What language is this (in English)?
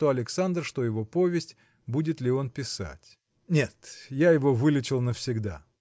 Russian